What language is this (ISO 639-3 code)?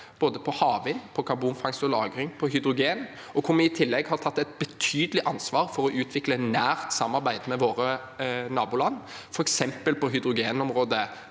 nor